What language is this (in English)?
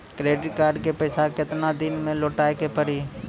Maithili